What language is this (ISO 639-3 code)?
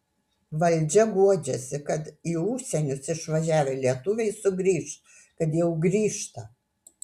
lit